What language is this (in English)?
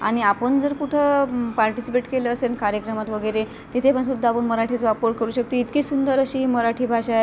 Marathi